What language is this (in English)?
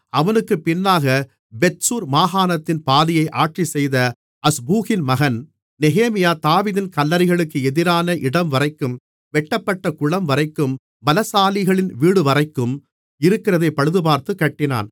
Tamil